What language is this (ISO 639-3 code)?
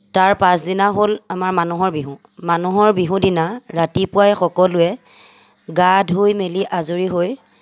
asm